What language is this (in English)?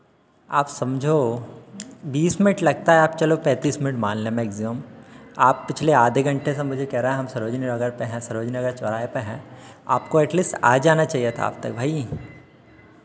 Hindi